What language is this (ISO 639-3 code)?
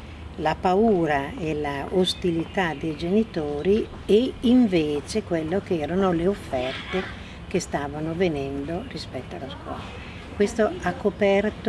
ita